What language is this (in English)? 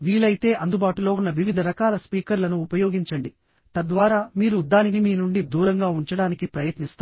Telugu